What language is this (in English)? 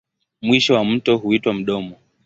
Swahili